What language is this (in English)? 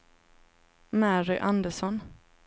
Swedish